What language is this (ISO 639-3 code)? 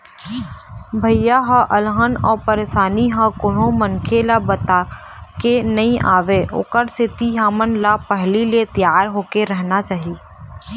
hne